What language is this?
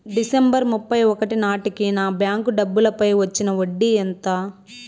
Telugu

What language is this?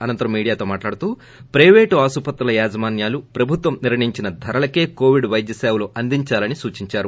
Telugu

